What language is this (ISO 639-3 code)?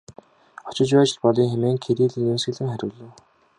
mon